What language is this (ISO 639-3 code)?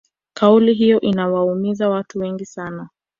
swa